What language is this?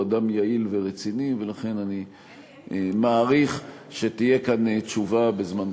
Hebrew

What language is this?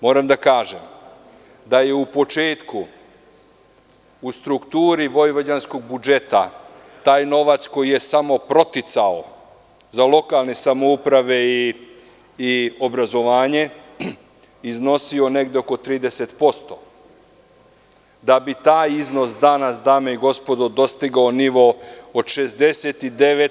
Serbian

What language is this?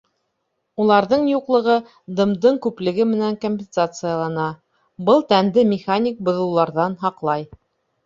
Bashkir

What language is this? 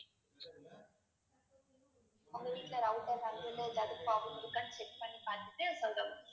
Tamil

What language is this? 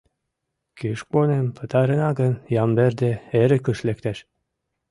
Mari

